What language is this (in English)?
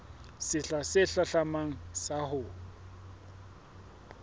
Southern Sotho